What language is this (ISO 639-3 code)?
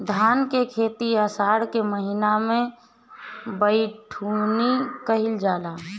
bho